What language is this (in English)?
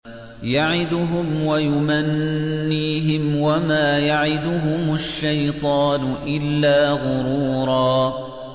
Arabic